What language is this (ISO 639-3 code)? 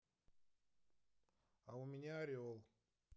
rus